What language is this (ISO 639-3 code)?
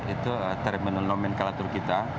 ind